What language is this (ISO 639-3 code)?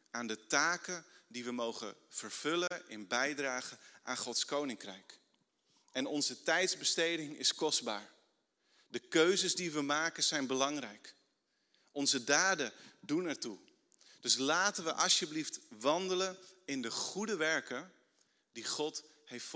nld